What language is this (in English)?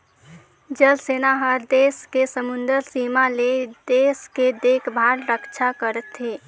Chhattisgarhi